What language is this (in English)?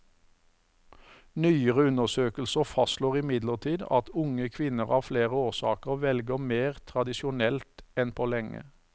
Norwegian